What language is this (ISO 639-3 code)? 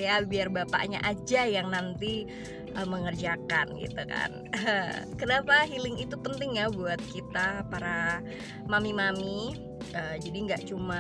ind